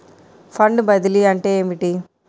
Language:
Telugu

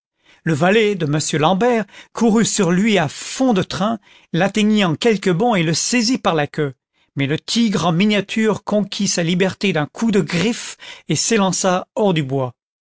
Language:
French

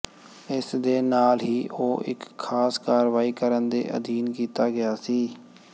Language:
Punjabi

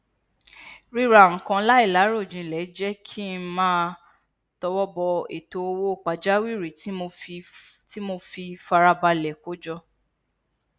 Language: Yoruba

